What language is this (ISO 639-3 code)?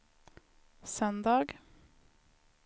swe